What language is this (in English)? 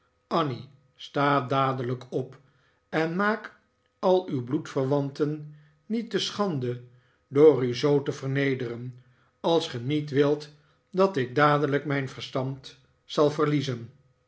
Dutch